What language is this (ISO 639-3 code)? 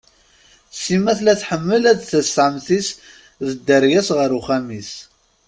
kab